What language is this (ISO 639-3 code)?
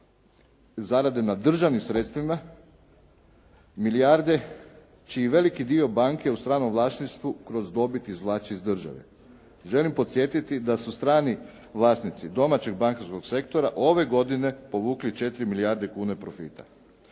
hrv